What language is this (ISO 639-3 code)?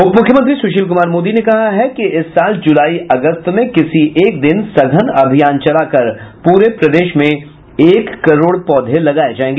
hin